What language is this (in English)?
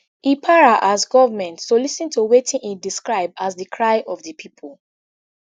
Nigerian Pidgin